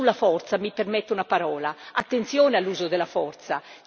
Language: Italian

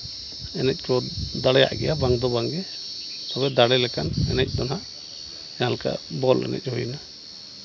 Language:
Santali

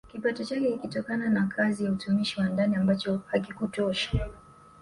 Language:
Swahili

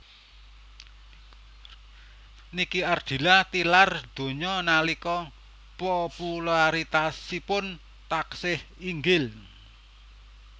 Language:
Javanese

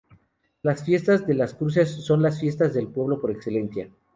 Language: Spanish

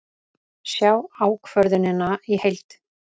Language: Icelandic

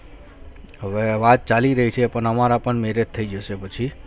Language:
Gujarati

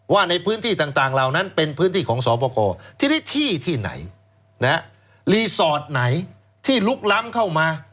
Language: Thai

